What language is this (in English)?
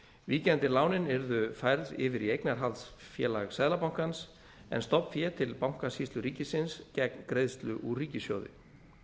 Icelandic